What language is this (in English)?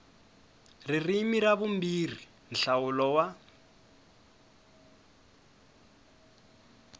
Tsonga